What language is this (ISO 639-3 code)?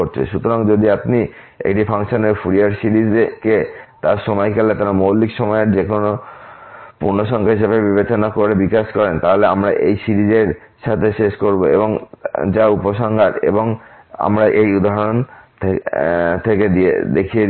ben